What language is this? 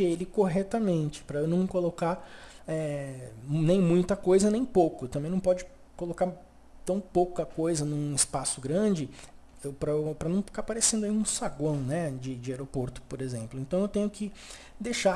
Portuguese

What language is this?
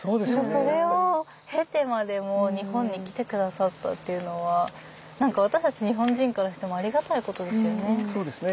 Japanese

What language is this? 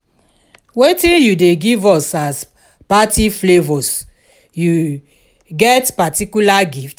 Nigerian Pidgin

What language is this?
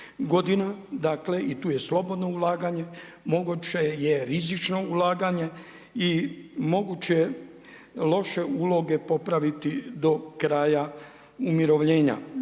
Croatian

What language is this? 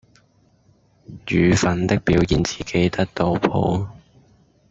Cantonese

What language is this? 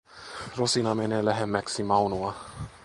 Finnish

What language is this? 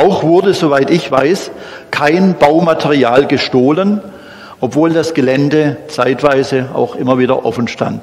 German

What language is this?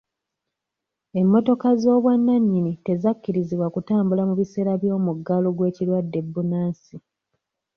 Ganda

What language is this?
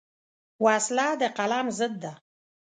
Pashto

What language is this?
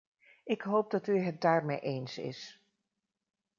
Dutch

